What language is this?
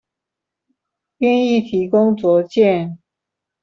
Chinese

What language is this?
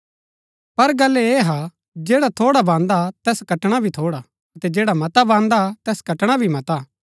Gaddi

